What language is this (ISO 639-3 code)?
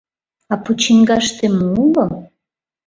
chm